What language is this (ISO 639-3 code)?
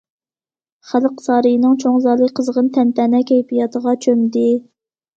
uig